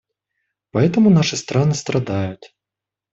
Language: Russian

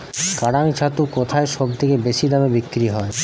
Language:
Bangla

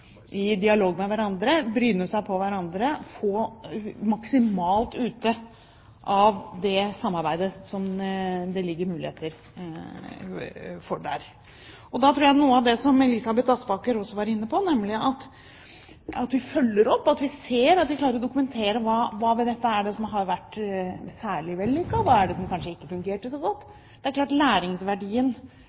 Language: Norwegian Bokmål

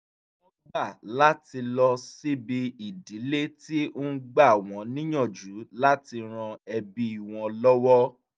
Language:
Yoruba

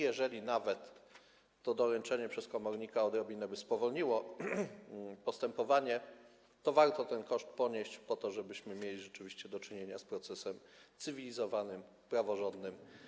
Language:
Polish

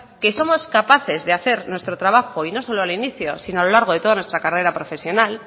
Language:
Spanish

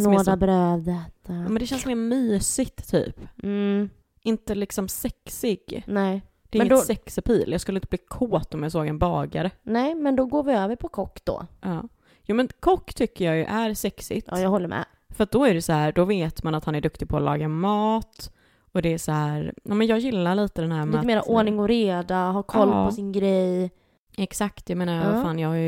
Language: Swedish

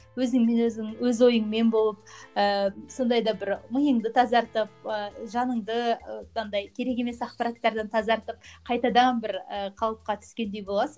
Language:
Kazakh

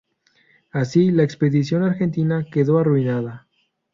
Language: Spanish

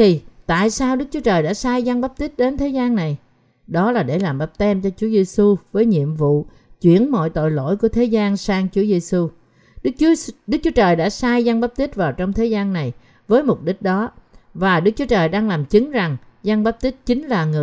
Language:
Vietnamese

